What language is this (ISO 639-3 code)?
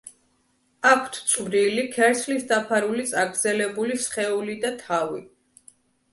kat